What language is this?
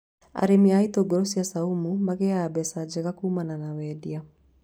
Kikuyu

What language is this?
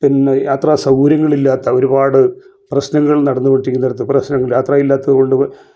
Malayalam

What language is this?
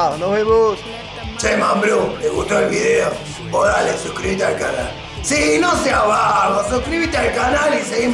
Spanish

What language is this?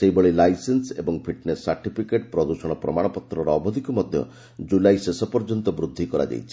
Odia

